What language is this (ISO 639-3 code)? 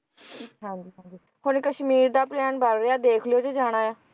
pan